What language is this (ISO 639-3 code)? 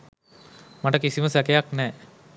sin